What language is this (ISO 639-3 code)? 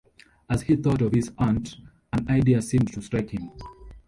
eng